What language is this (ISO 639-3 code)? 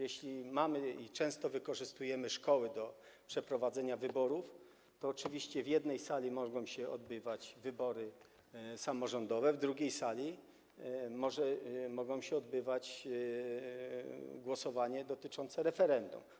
pol